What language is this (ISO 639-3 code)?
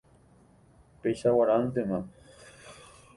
grn